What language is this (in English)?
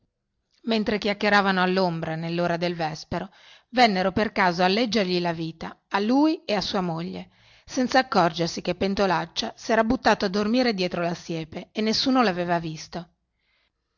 Italian